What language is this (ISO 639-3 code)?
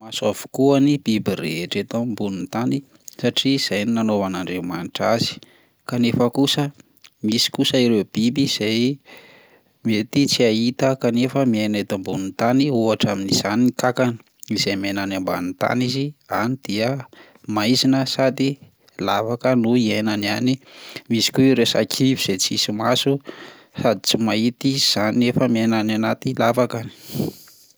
mlg